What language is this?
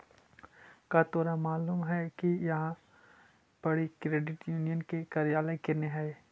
Magahi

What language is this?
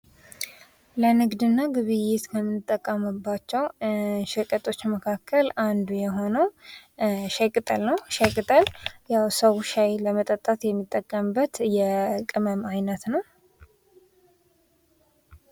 Amharic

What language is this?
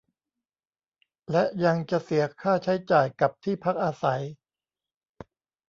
Thai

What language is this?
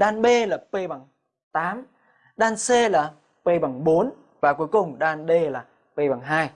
Vietnamese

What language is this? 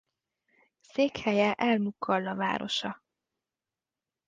Hungarian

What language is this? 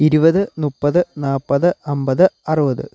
Malayalam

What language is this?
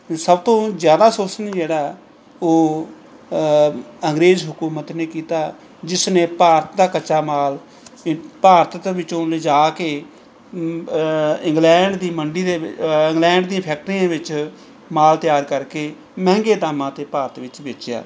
Punjabi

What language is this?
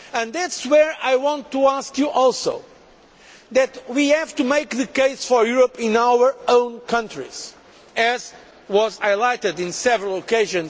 English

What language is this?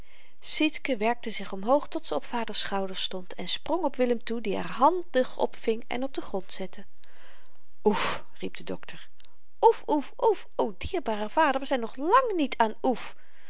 Dutch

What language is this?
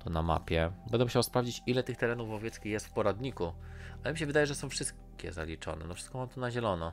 Polish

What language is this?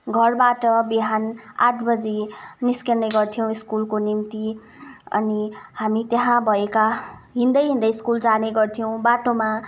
Nepali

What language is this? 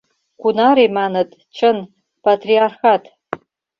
Mari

